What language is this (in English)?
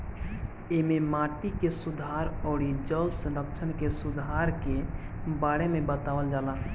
Bhojpuri